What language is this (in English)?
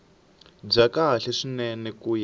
Tsonga